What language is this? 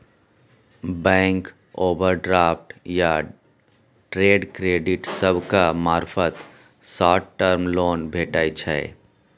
Maithili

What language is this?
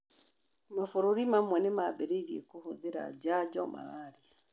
Kikuyu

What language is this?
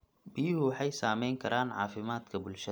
Somali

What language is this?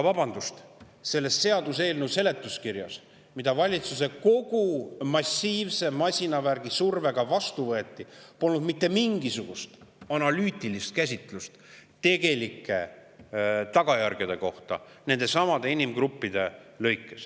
Estonian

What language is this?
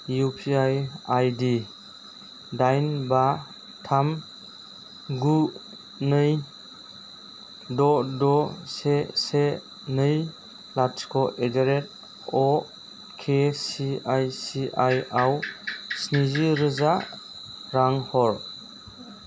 Bodo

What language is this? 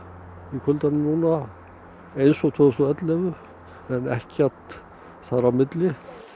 Icelandic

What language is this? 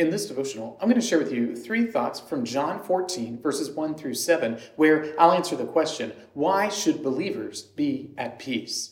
English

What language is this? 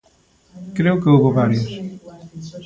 Galician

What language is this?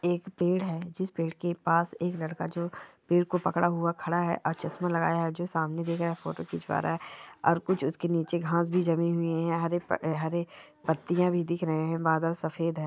Marwari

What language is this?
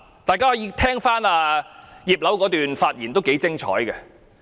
Cantonese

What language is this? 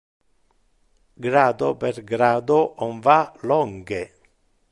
Interlingua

